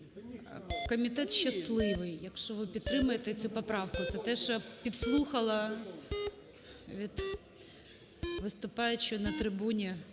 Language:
Ukrainian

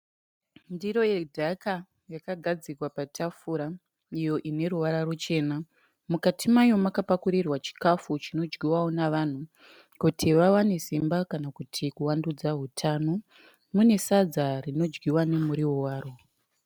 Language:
Shona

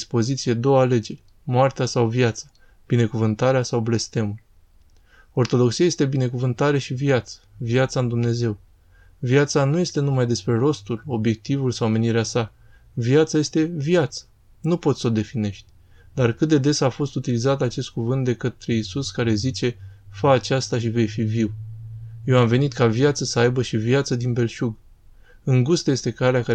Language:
Romanian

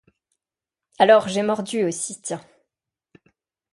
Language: French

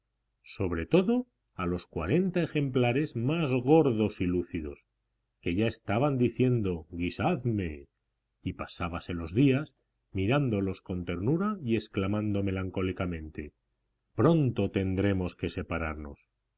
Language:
Spanish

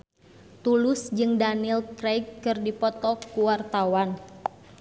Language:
Sundanese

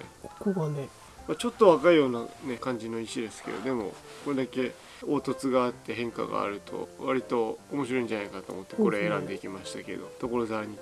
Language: Japanese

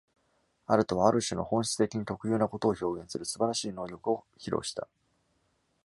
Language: Japanese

